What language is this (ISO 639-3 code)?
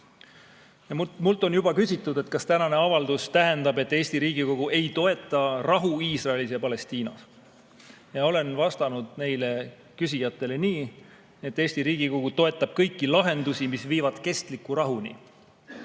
est